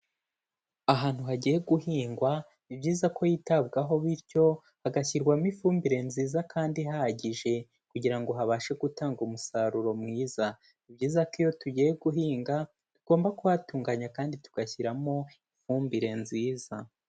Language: Kinyarwanda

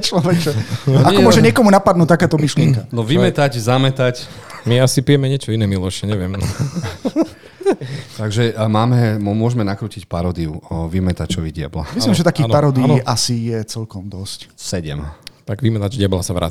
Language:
Slovak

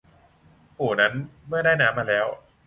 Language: Thai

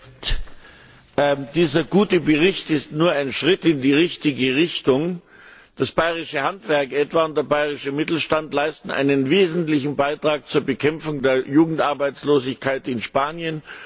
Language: German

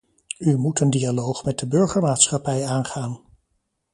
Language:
Dutch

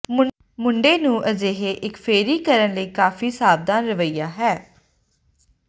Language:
Punjabi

